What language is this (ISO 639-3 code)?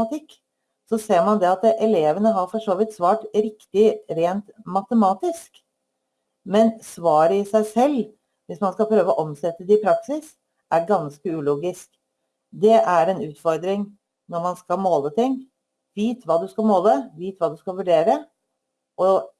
nor